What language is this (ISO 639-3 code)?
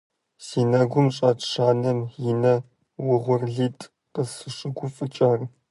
kbd